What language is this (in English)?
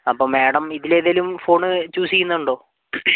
Malayalam